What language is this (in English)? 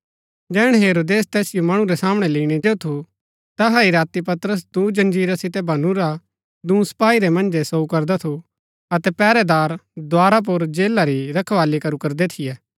Gaddi